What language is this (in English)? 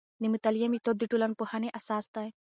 Pashto